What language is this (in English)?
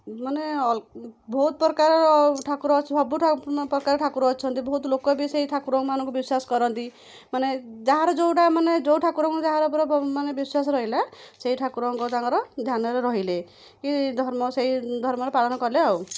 Odia